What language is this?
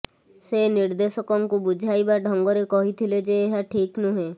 Odia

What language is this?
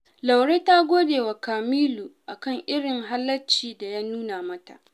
Hausa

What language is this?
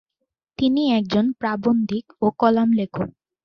Bangla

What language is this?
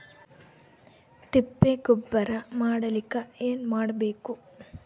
Kannada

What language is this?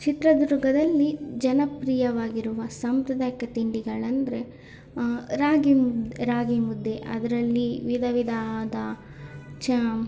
Kannada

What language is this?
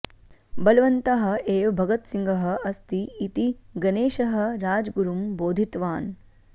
Sanskrit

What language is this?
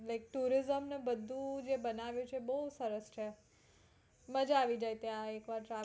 Gujarati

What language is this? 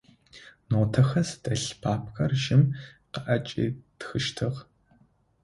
Adyghe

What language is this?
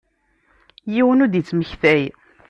Kabyle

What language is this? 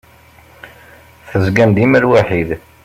Kabyle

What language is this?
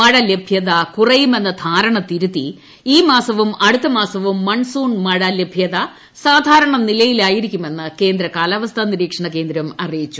Malayalam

